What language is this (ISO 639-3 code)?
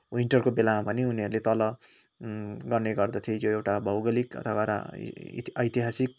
nep